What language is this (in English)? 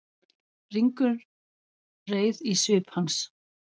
Icelandic